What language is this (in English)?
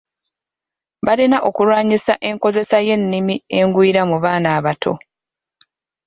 Ganda